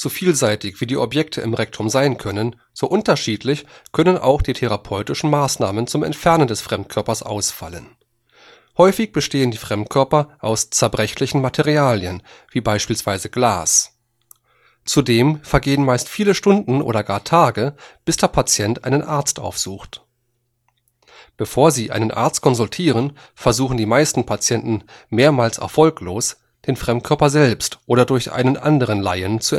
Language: German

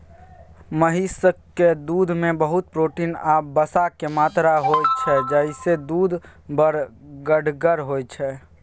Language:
Maithili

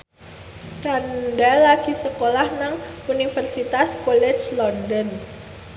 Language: Javanese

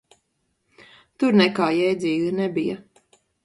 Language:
Latvian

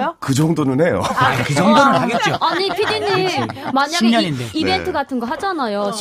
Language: Korean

